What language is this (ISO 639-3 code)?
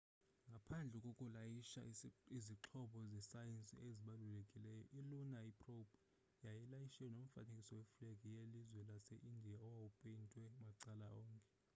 xho